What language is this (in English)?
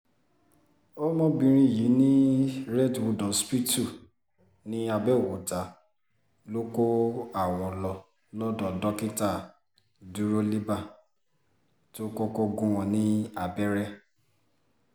Yoruba